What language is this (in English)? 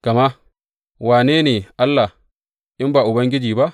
Hausa